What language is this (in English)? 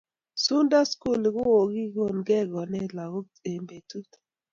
Kalenjin